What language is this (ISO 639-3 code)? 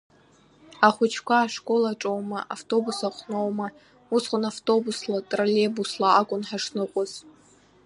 abk